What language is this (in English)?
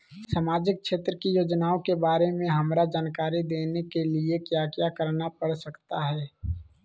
Magahi